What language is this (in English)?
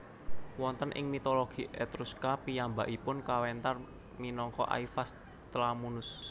Javanese